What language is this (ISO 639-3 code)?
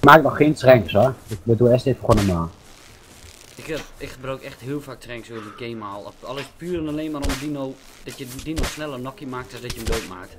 nld